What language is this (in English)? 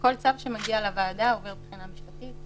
Hebrew